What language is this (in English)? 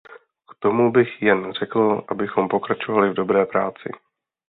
Czech